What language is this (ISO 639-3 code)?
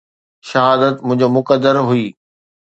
snd